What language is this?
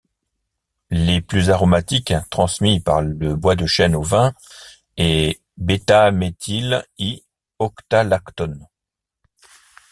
French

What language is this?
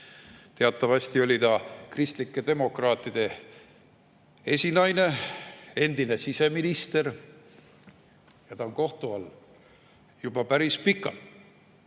Estonian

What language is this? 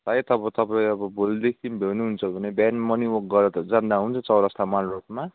Nepali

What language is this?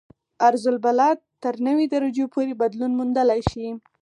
Pashto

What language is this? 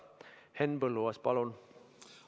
Estonian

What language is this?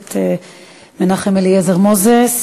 Hebrew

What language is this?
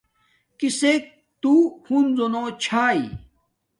Domaaki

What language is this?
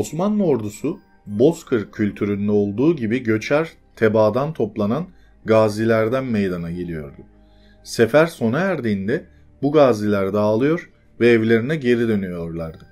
Turkish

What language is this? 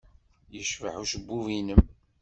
Kabyle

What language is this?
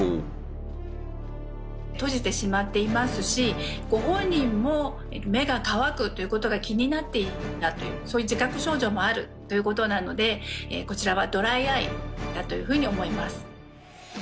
Japanese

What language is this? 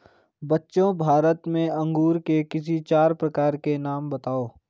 Hindi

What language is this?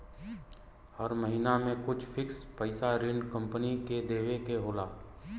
Bhojpuri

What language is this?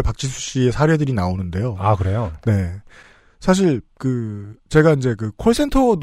Korean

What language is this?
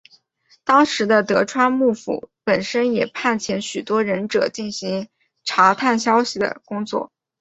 Chinese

